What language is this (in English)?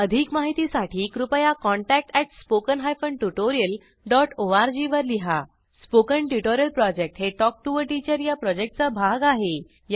Marathi